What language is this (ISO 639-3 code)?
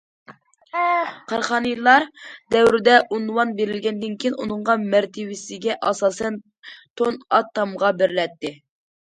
uig